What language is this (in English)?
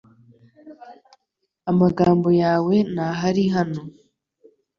Kinyarwanda